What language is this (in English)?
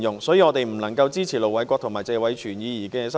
Cantonese